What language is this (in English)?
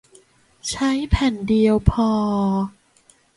Thai